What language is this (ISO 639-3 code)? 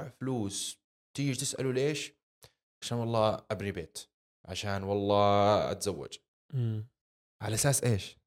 ara